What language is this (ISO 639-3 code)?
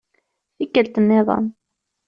kab